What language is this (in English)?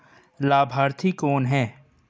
Hindi